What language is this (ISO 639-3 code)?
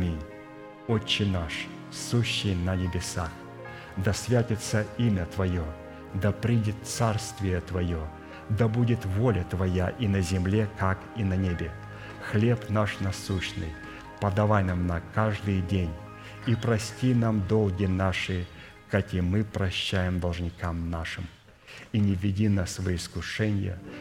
rus